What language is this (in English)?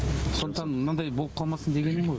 Kazakh